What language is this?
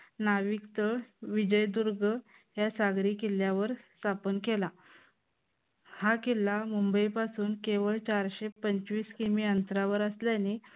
Marathi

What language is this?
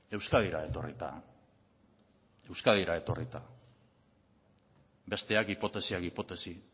Basque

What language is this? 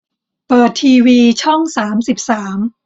Thai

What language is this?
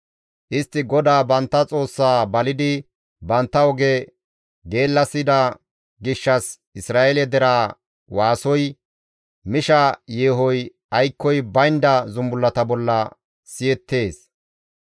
Gamo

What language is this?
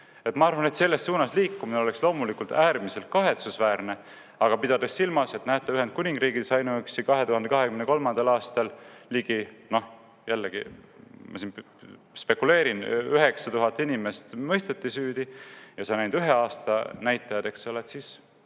Estonian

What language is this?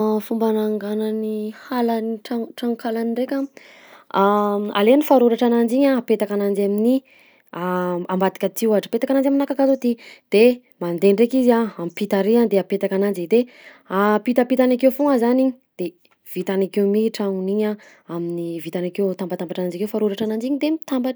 Southern Betsimisaraka Malagasy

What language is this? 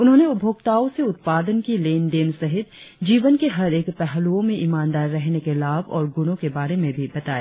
Hindi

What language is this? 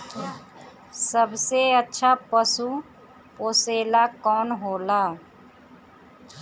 Bhojpuri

